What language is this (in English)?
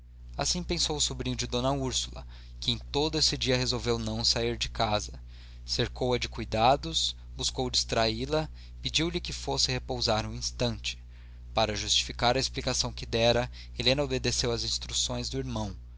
Portuguese